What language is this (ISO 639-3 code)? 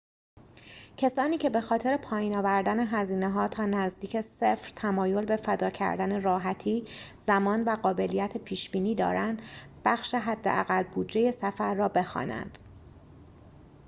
fas